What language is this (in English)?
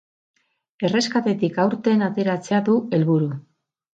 Basque